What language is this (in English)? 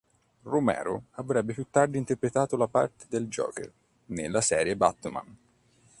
Italian